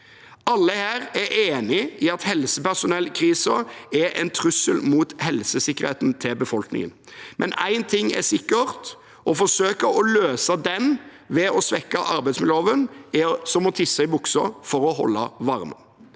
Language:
Norwegian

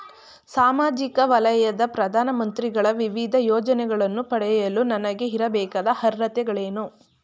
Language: Kannada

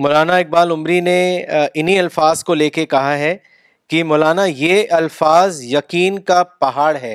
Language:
Urdu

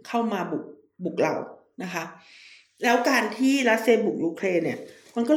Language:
Thai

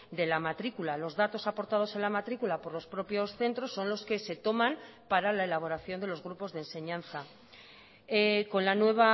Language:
Spanish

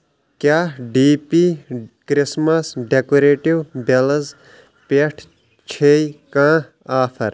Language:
Kashmiri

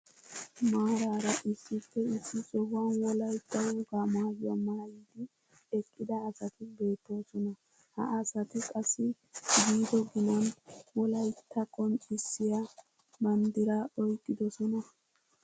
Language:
Wolaytta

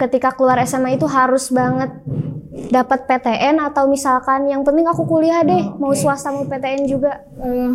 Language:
Indonesian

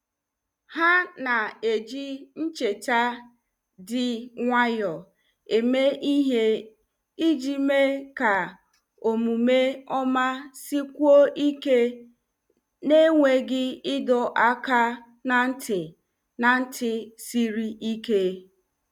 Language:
Igbo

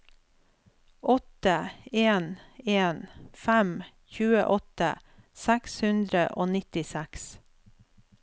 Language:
Norwegian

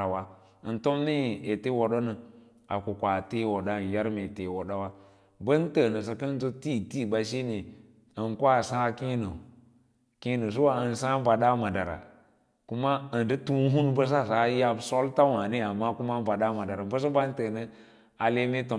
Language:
Lala-Roba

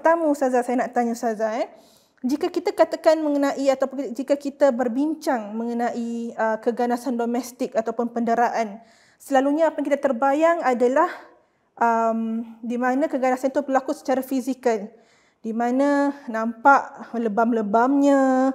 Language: Malay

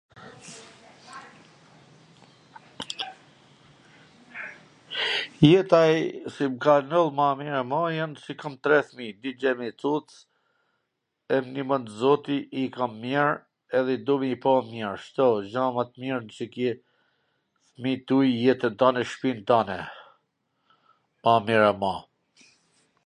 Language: Gheg Albanian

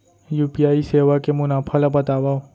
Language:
Chhattisgarhi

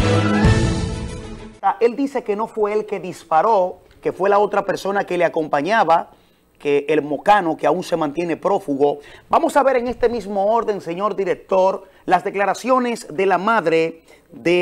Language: Spanish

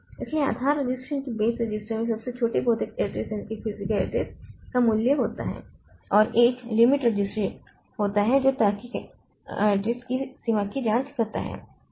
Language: Hindi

